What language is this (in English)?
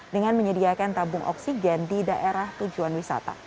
Indonesian